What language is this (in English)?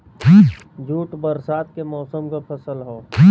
Bhojpuri